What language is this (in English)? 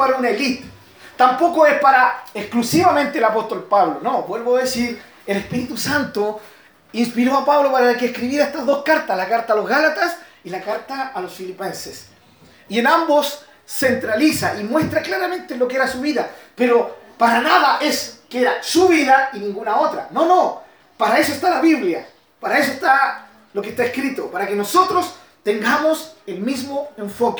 Spanish